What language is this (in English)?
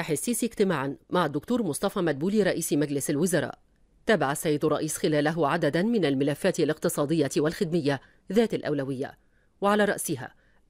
Arabic